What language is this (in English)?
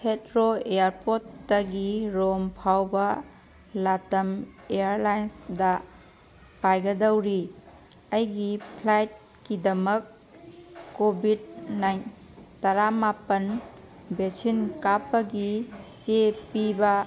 Manipuri